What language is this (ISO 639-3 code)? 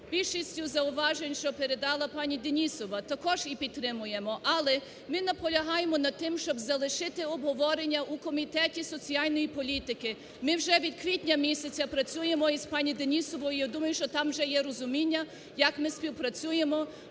ukr